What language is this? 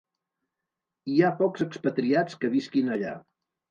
Catalan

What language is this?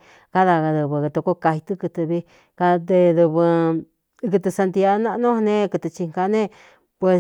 Cuyamecalco Mixtec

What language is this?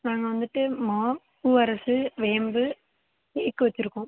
Tamil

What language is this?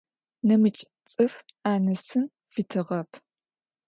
Adyghe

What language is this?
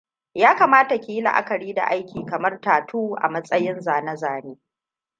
Hausa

